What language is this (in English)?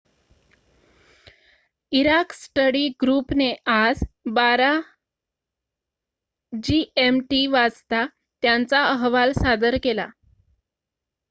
Marathi